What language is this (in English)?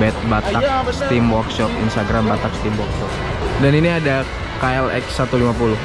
Indonesian